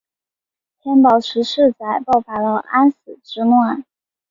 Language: Chinese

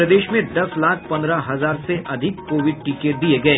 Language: Hindi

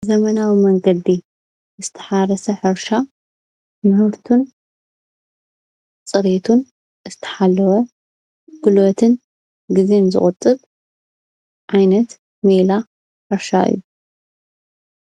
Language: Tigrinya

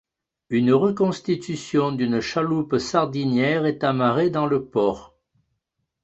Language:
French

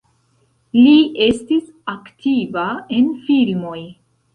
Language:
Esperanto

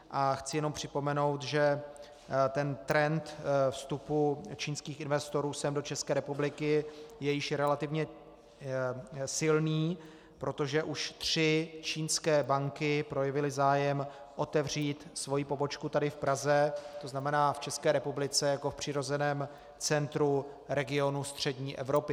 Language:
Czech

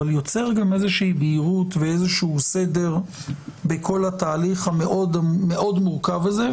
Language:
Hebrew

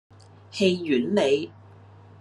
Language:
Cantonese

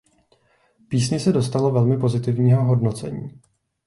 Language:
Czech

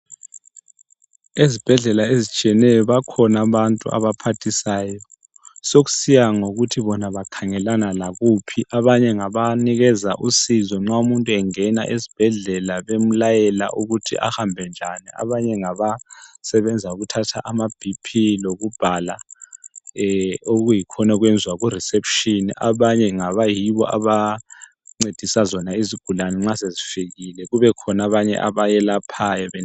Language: North Ndebele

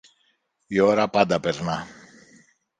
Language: Greek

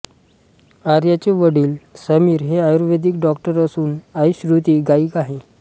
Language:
Marathi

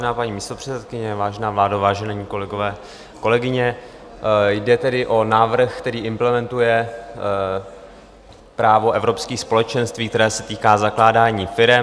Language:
Czech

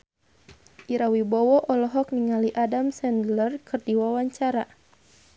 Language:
Sundanese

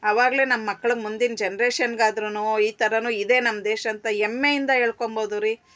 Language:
Kannada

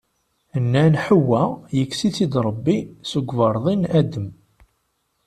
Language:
Kabyle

